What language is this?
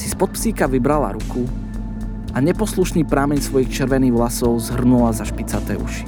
Slovak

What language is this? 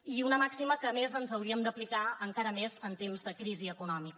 Catalan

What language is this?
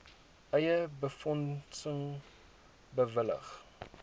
Afrikaans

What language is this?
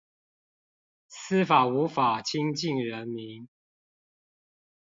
Chinese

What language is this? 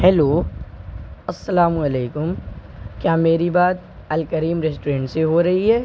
Urdu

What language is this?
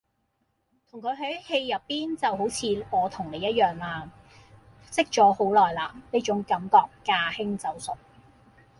Cantonese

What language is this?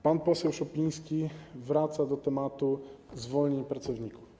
Polish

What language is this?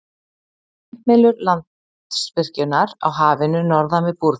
Icelandic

